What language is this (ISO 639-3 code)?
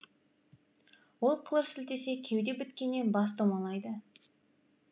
kaz